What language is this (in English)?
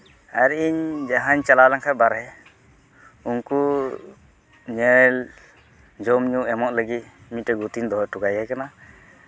Santali